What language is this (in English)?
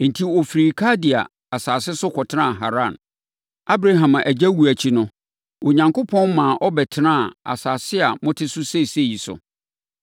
Akan